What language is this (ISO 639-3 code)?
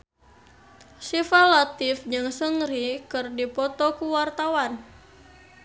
sun